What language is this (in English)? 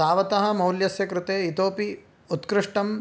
Sanskrit